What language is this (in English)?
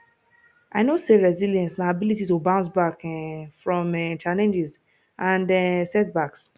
Nigerian Pidgin